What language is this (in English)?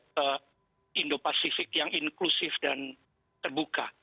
Indonesian